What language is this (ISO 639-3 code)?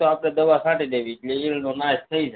guj